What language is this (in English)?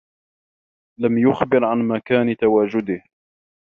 Arabic